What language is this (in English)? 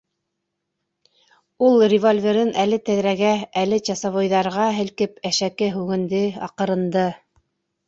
Bashkir